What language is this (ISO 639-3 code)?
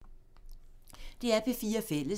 dan